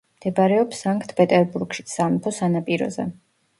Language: Georgian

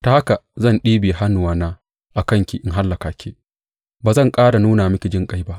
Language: Hausa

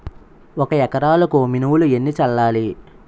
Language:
Telugu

